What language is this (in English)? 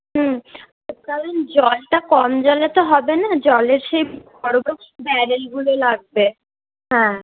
Bangla